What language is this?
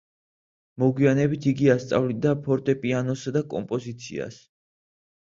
Georgian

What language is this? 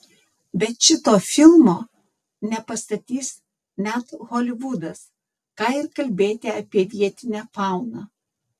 Lithuanian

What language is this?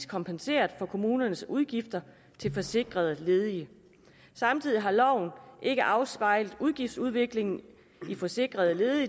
Danish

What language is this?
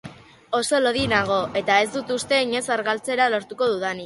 Basque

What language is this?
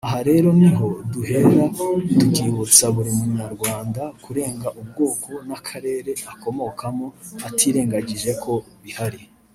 Kinyarwanda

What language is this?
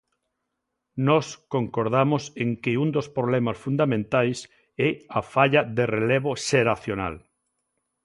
Galician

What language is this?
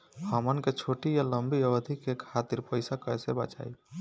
Bhojpuri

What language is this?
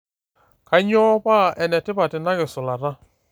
Masai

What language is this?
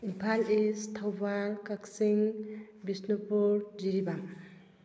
Manipuri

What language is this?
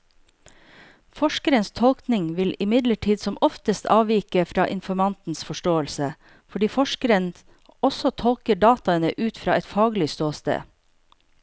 Norwegian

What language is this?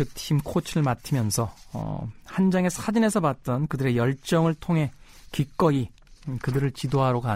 Korean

